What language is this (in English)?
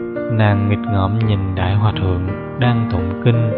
Vietnamese